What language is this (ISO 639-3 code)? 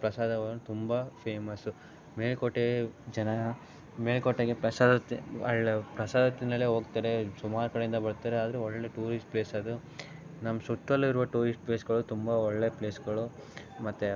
kan